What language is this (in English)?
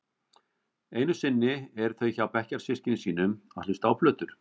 Icelandic